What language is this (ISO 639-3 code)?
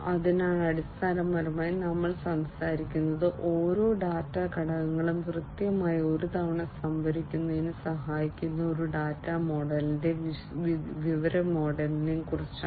mal